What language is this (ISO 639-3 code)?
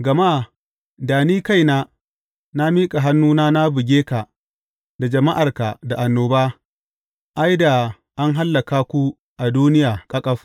hau